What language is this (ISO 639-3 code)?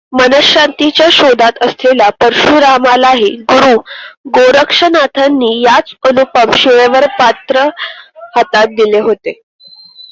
mar